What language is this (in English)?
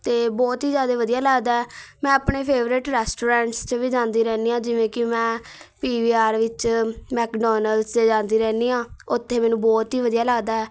Punjabi